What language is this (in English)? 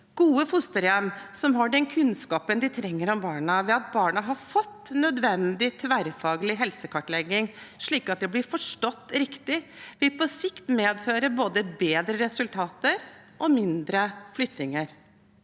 Norwegian